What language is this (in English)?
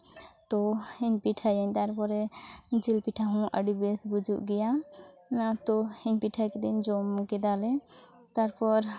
Santali